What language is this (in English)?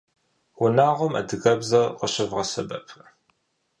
Kabardian